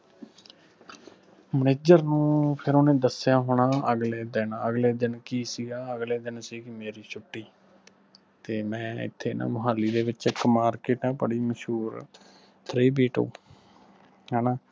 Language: Punjabi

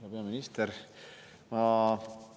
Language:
Estonian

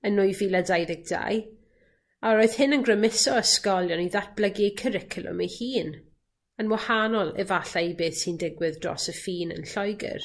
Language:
Welsh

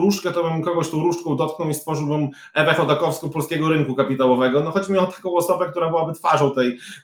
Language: Polish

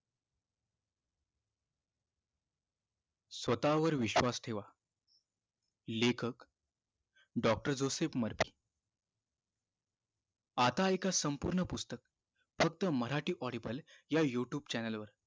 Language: Marathi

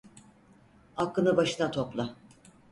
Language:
Turkish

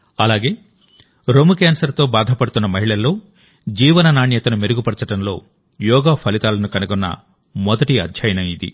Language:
Telugu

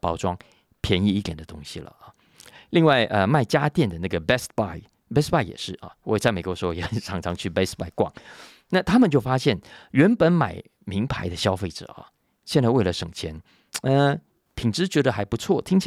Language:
Chinese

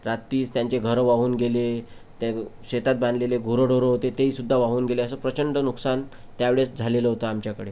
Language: Marathi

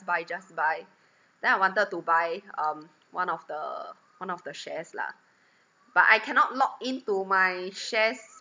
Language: English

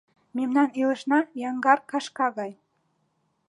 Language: Mari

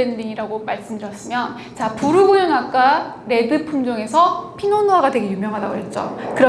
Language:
Korean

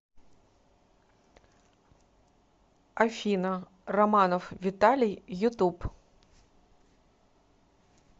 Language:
Russian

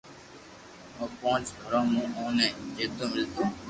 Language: Loarki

